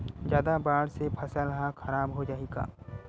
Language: Chhattisgarhi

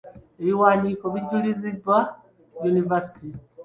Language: Ganda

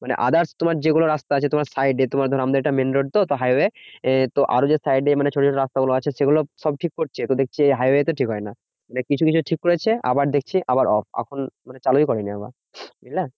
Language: Bangla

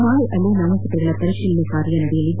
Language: Kannada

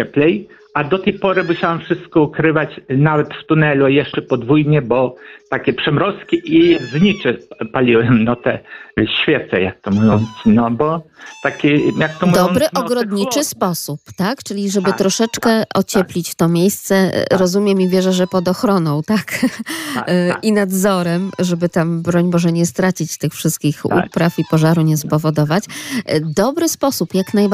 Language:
Polish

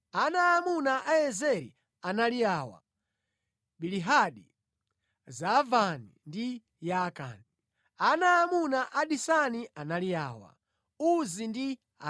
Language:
Nyanja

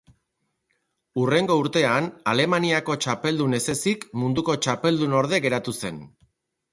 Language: Basque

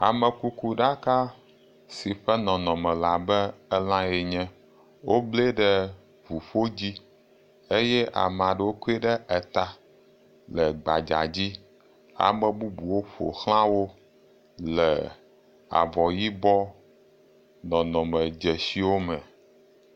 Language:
Ewe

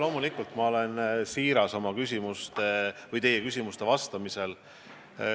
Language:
Estonian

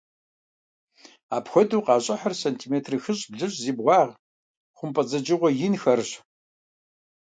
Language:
Kabardian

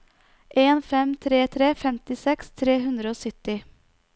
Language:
Norwegian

